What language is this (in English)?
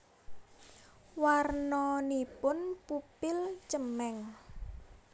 Javanese